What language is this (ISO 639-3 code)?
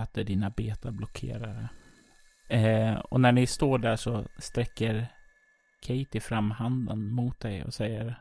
swe